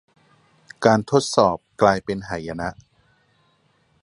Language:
Thai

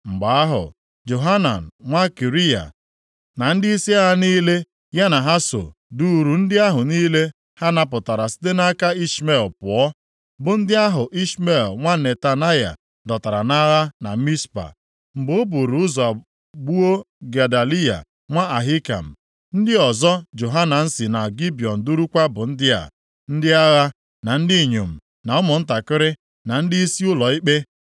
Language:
Igbo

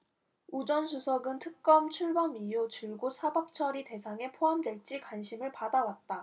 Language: Korean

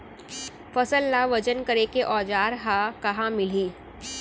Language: Chhattisgarhi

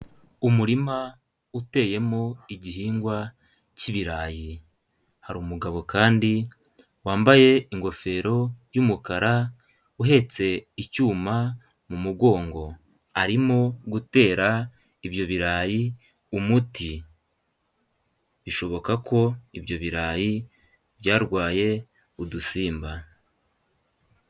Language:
Kinyarwanda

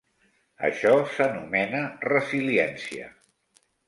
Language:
Catalan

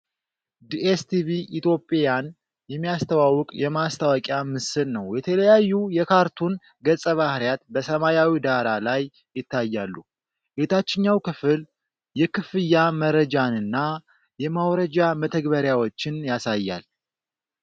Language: Amharic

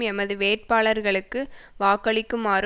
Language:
Tamil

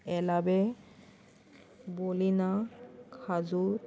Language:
Konkani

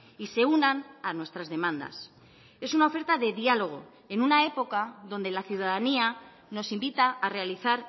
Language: Spanish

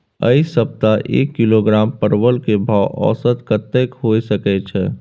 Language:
Maithili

